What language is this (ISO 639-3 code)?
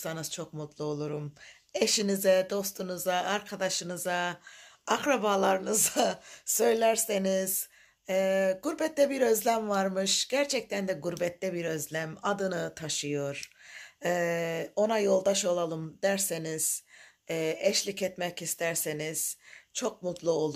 tur